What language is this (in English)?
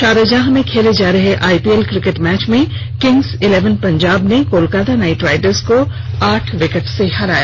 Hindi